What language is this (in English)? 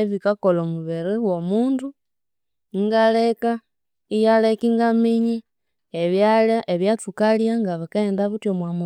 Konzo